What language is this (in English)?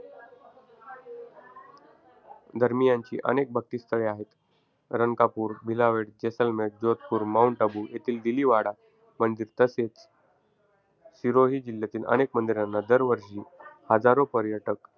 Marathi